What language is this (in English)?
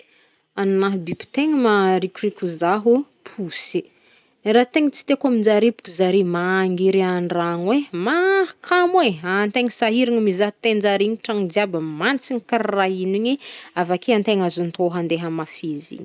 Northern Betsimisaraka Malagasy